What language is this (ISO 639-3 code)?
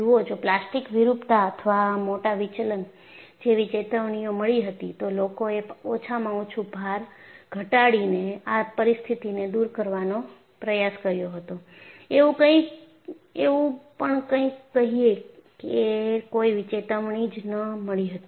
guj